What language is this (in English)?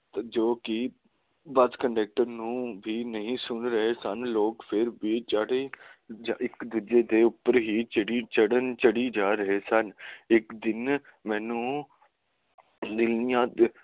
Punjabi